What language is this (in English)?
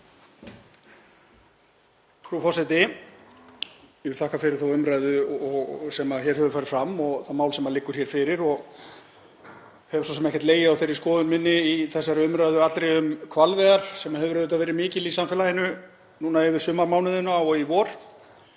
Icelandic